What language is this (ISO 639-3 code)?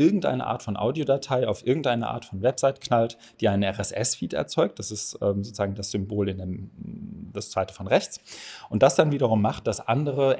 deu